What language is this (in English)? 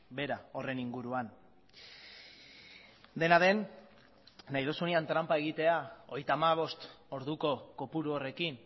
Basque